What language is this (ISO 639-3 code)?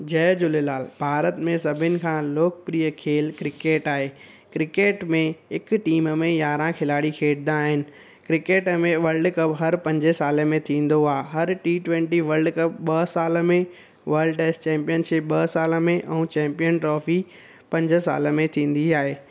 snd